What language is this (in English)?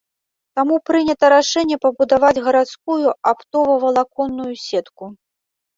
Belarusian